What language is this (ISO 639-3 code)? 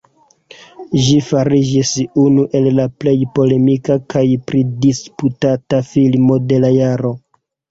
epo